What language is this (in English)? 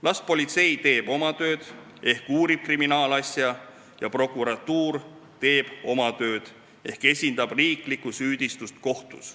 Estonian